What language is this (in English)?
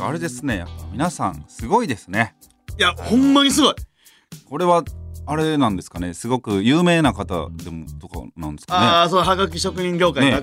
Japanese